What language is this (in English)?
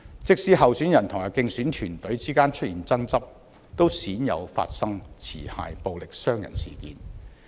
Cantonese